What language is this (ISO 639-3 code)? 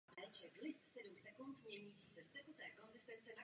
ces